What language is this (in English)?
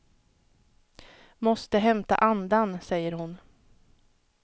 Swedish